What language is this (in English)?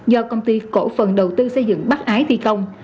Vietnamese